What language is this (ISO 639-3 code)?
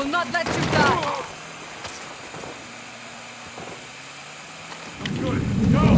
eng